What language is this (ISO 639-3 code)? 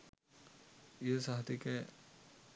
sin